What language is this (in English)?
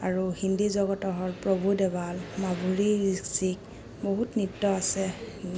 Assamese